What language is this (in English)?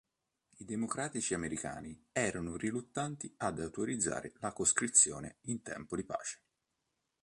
Italian